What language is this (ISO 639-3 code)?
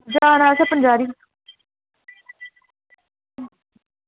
doi